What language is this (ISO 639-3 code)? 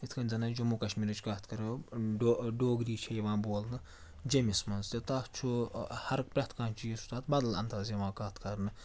kas